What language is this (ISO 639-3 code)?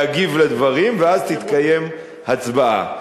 heb